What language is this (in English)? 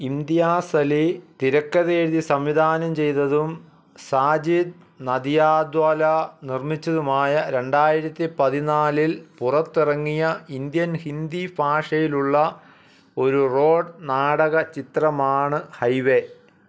Malayalam